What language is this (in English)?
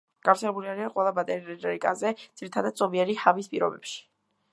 Georgian